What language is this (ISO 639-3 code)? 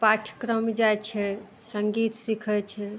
mai